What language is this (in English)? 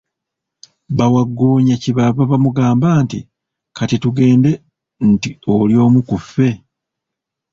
Ganda